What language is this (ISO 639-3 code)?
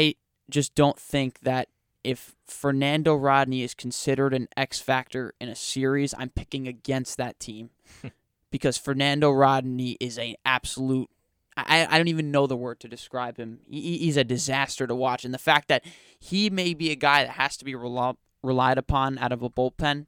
eng